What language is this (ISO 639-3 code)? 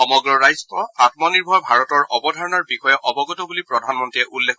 asm